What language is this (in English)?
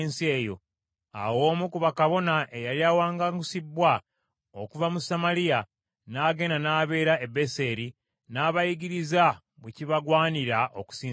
Ganda